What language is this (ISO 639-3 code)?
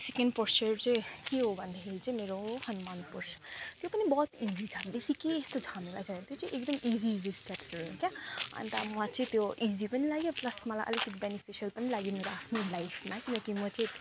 nep